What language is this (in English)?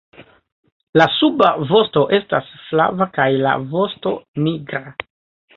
Esperanto